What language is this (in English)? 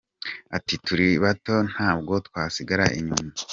Kinyarwanda